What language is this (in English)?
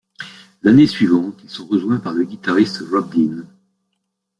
French